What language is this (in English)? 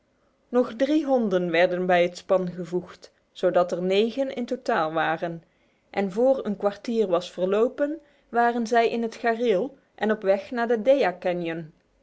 Dutch